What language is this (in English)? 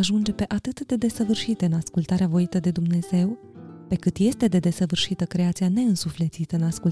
Romanian